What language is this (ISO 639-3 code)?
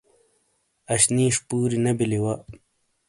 scl